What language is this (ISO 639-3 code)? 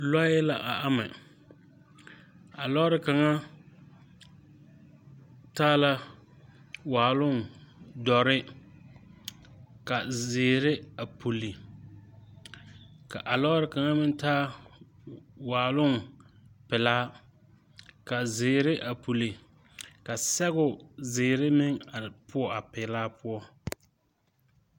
dga